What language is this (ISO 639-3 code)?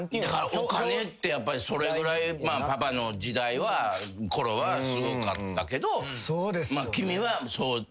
jpn